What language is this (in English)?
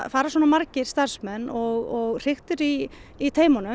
Icelandic